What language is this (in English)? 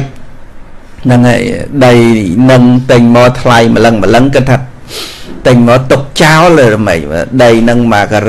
Vietnamese